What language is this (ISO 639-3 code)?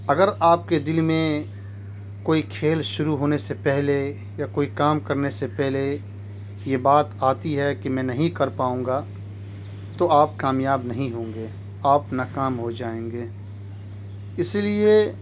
urd